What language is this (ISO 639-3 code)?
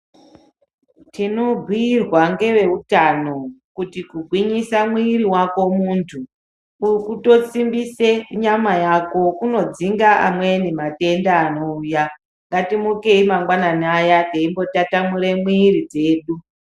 ndc